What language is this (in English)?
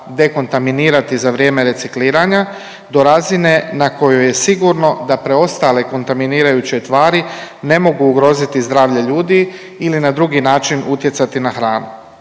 Croatian